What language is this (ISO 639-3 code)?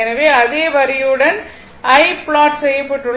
tam